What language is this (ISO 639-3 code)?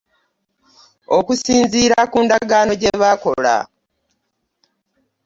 lug